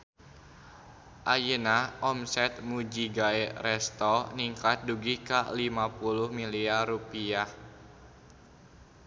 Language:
Sundanese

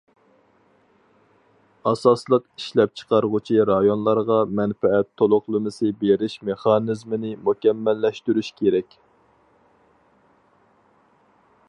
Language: Uyghur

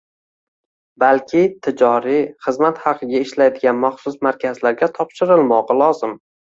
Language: Uzbek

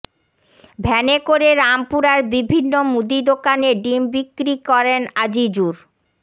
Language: Bangla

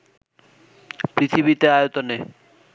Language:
Bangla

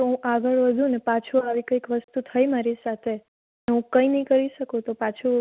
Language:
Gujarati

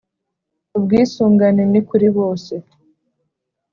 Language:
Kinyarwanda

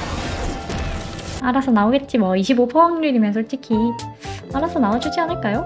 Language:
Korean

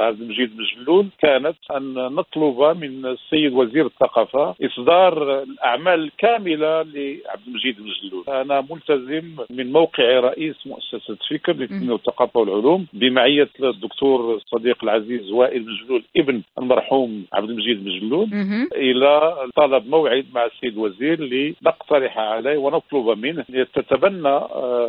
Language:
Arabic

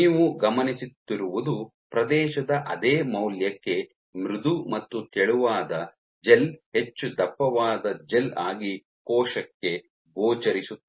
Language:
Kannada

